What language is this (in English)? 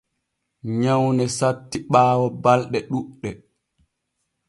Borgu Fulfulde